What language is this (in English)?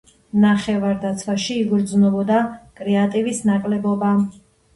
Georgian